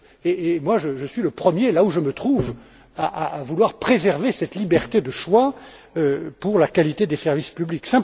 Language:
French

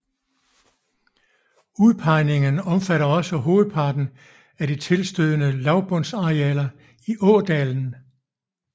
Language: Danish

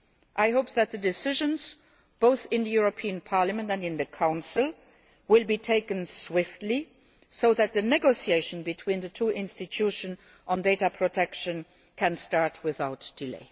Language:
English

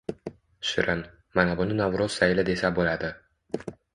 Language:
Uzbek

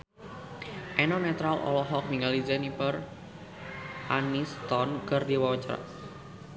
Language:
Sundanese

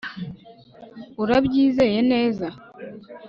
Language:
Kinyarwanda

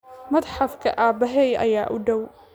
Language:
Somali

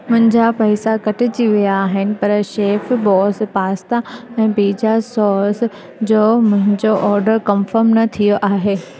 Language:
Sindhi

